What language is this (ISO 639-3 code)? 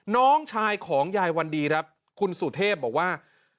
tha